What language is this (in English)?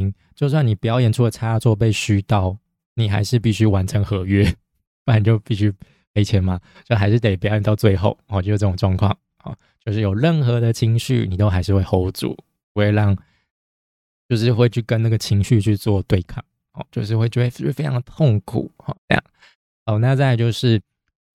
Chinese